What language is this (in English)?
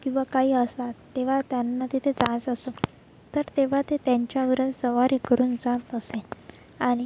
Marathi